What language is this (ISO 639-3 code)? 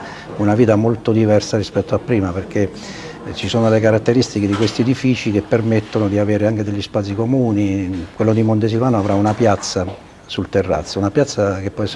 ita